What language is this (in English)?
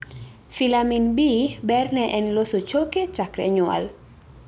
Luo (Kenya and Tanzania)